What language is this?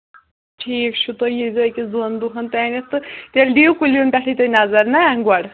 Kashmiri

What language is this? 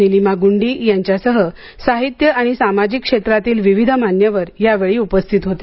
Marathi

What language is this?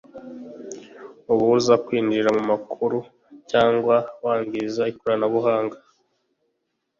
Kinyarwanda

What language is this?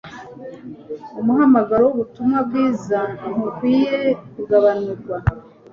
Kinyarwanda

